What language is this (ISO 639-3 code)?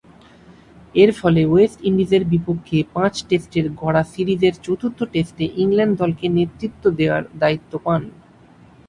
ben